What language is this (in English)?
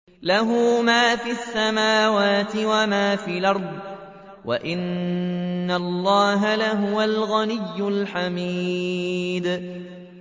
Arabic